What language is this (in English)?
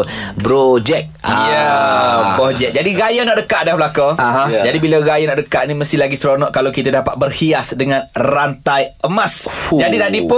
Malay